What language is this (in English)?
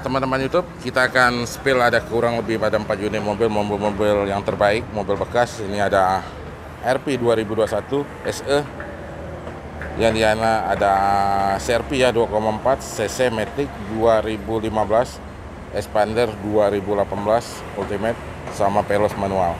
Indonesian